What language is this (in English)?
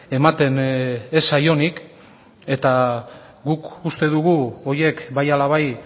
Basque